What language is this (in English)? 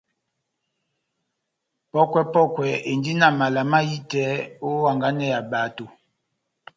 Batanga